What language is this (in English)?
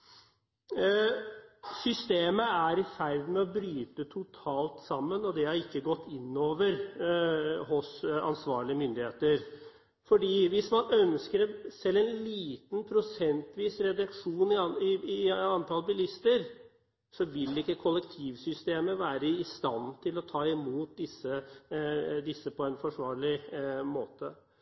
Norwegian Bokmål